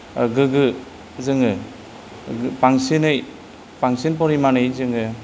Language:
Bodo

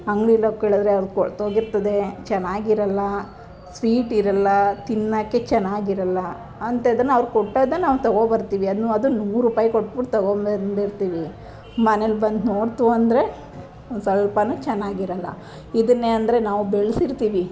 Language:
Kannada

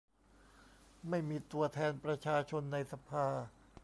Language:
Thai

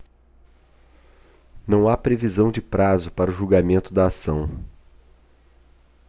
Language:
Portuguese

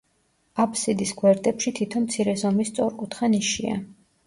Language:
Georgian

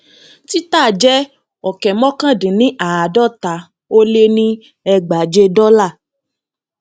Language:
Yoruba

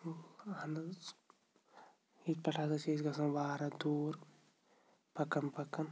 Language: Kashmiri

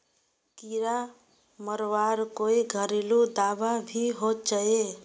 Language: Magahi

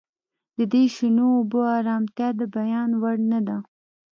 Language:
Pashto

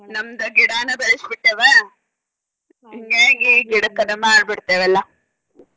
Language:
Kannada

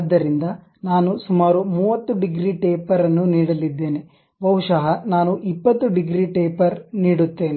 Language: Kannada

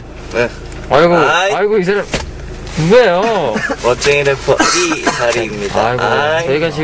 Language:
Korean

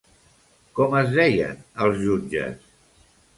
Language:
Catalan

